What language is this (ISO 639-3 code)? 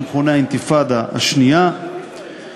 heb